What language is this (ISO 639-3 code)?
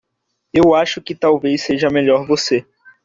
por